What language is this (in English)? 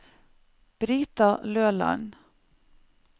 Norwegian